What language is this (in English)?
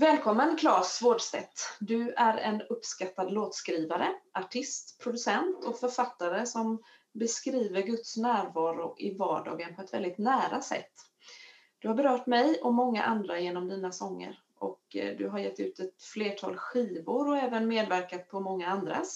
Swedish